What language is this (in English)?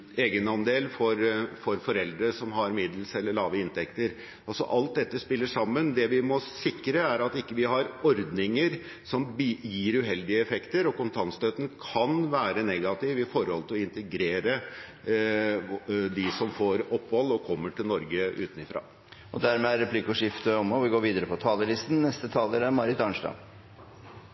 Norwegian